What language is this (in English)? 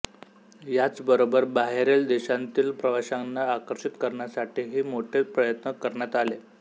Marathi